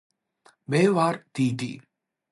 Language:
Georgian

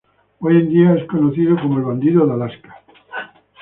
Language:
Spanish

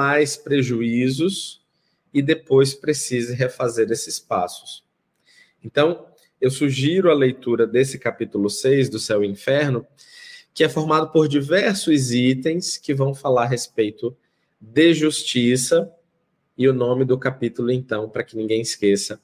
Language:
Portuguese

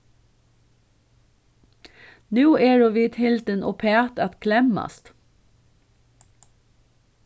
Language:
Faroese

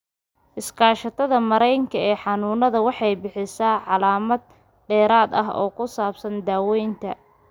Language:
Somali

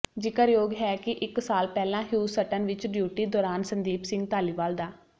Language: Punjabi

